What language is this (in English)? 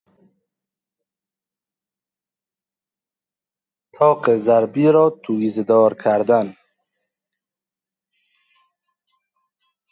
Persian